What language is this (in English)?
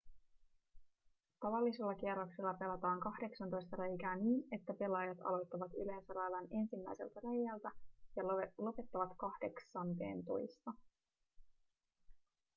Finnish